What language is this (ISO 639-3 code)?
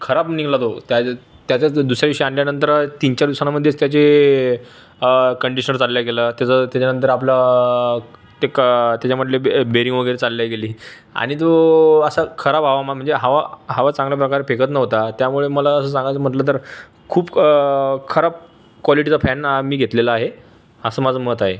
mar